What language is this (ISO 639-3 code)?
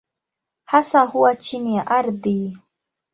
swa